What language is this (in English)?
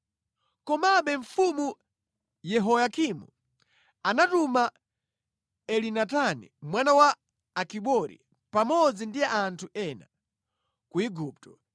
Nyanja